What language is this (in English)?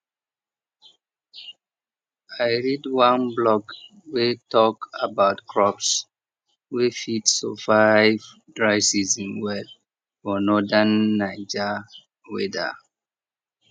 Nigerian Pidgin